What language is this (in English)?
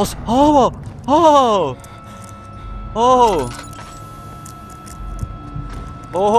Turkish